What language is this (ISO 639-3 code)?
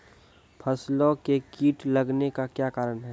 mai